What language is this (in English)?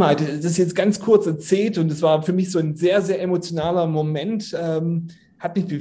German